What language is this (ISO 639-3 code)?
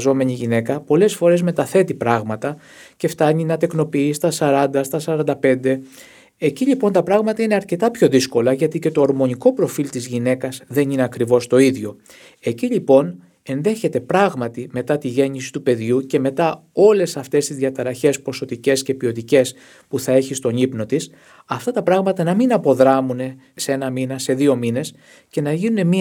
ell